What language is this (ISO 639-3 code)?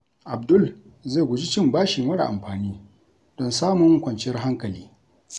hau